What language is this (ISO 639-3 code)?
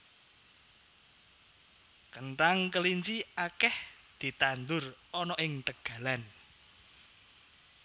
jav